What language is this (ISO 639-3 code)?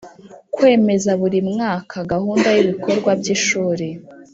kin